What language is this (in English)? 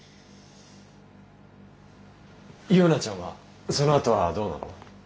Japanese